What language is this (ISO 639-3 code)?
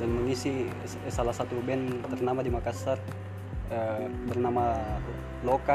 ind